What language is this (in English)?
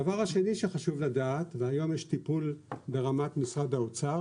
Hebrew